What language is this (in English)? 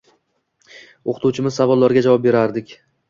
Uzbek